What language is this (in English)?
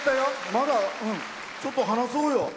Japanese